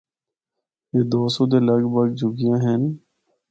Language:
Northern Hindko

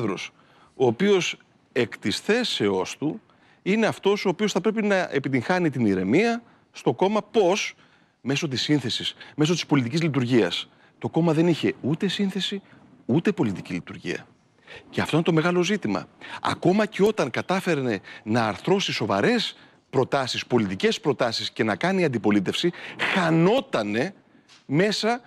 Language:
Greek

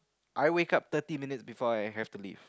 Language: English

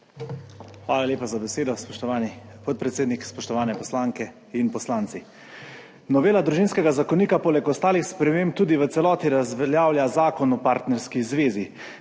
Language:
Slovenian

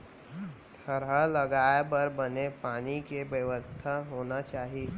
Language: Chhattisgarhi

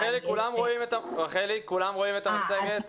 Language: Hebrew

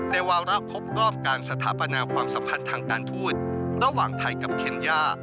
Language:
Thai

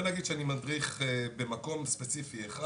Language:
Hebrew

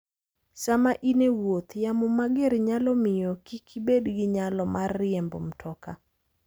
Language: Luo (Kenya and Tanzania)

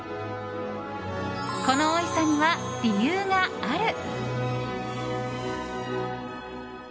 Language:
Japanese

